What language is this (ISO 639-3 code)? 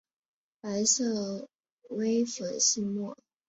zho